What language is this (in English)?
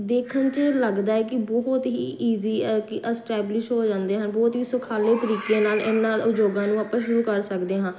Punjabi